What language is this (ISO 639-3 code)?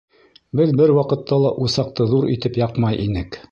bak